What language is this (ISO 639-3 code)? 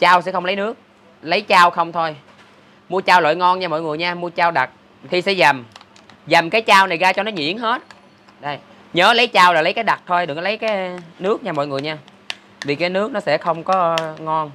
vie